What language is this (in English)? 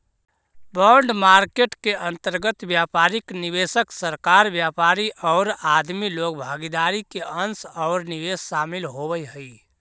Magahi